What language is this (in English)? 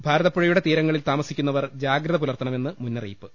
Malayalam